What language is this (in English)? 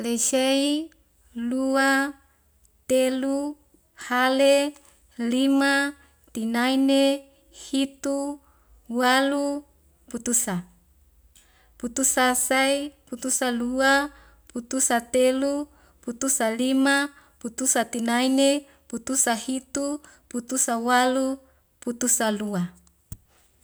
Wemale